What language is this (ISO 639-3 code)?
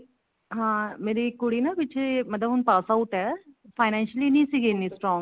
pan